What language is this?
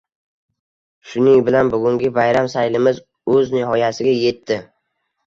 Uzbek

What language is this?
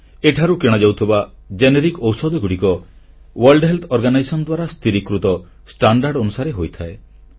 Odia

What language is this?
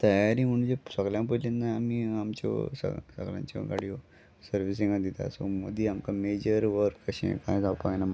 Konkani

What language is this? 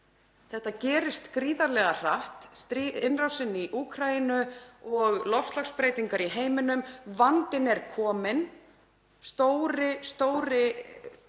Icelandic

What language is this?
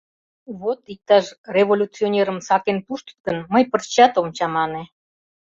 Mari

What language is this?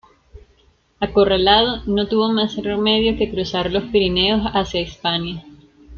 Spanish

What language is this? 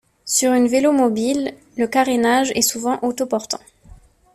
French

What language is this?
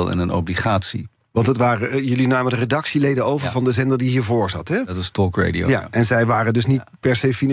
Dutch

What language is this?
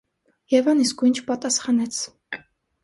Armenian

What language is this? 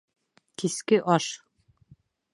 Bashkir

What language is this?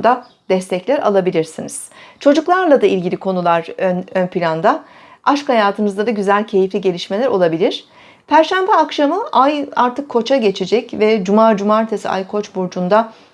Turkish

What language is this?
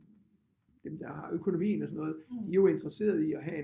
Danish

